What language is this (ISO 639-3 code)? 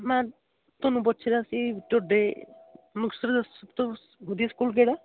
pan